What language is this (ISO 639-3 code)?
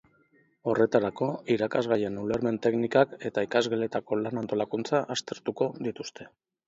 eus